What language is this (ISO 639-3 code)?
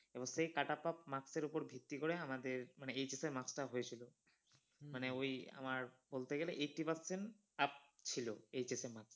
ben